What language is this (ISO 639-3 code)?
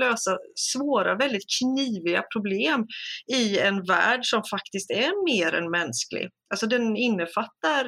swe